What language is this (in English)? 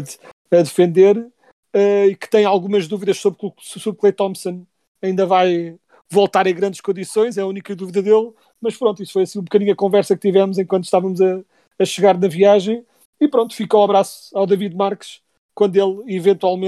Portuguese